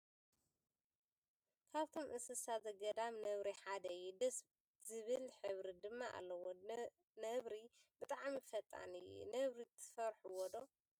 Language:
Tigrinya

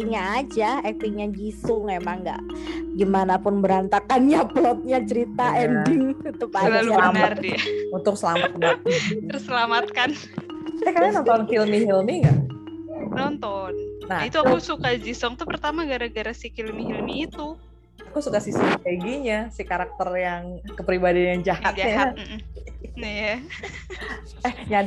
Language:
Indonesian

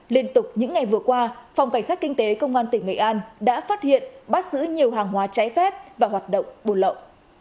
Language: Vietnamese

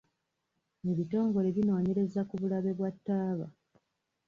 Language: Ganda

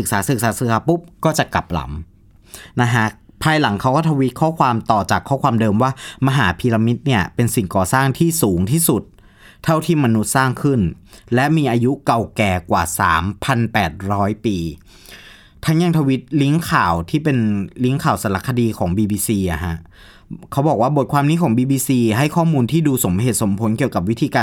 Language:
Thai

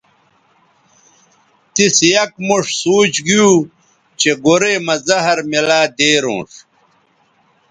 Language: Bateri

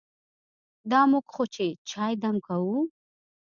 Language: Pashto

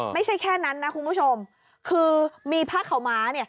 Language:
Thai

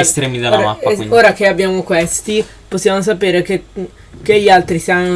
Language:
Italian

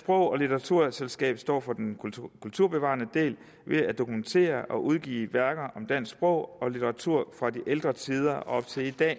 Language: Danish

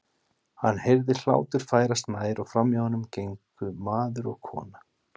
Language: Icelandic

